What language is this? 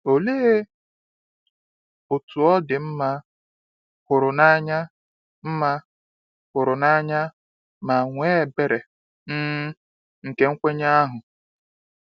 Igbo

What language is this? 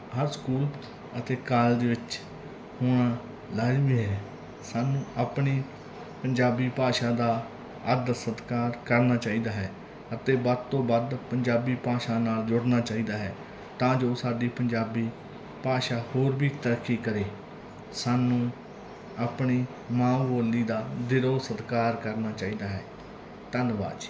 Punjabi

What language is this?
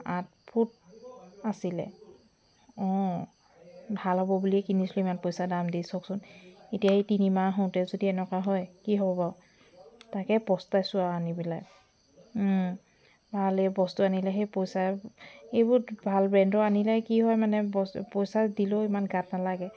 Assamese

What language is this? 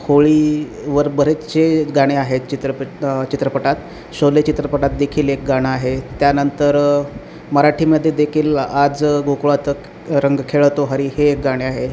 Marathi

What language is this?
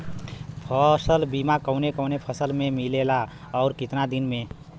Bhojpuri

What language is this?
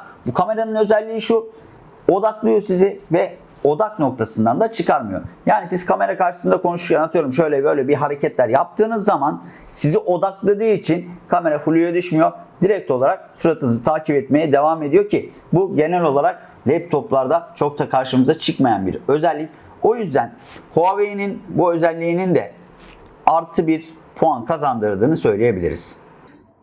Turkish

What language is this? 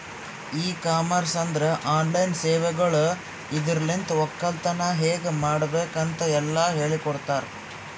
Kannada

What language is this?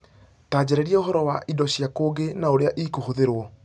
Kikuyu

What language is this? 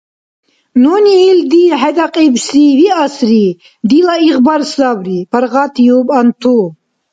Dargwa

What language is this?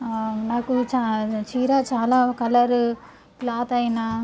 Telugu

